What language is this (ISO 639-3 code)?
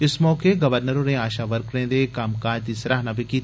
doi